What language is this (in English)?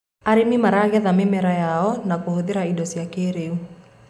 Kikuyu